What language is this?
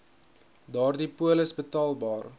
Afrikaans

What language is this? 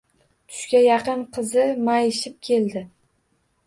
Uzbek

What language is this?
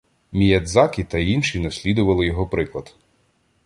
Ukrainian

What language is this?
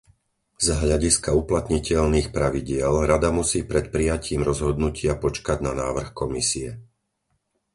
Slovak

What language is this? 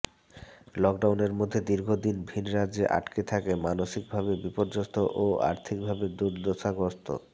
Bangla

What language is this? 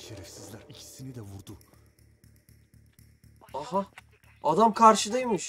Turkish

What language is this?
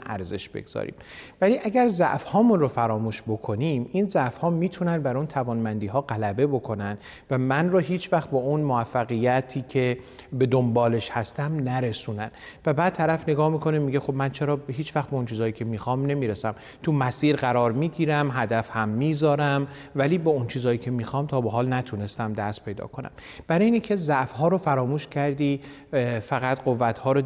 Persian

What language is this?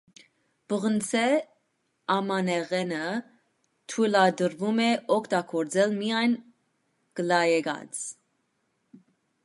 Armenian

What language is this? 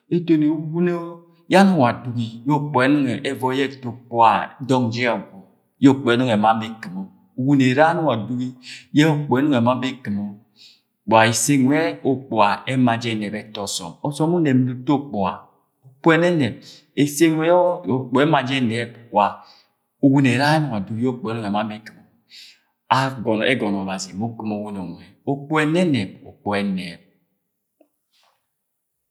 Agwagwune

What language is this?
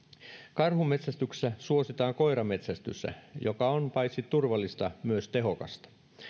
Finnish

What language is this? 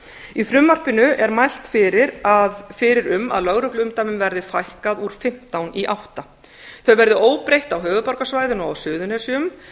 Icelandic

